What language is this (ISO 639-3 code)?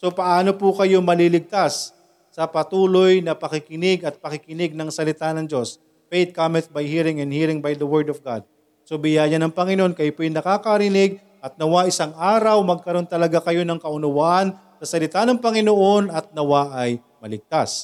fil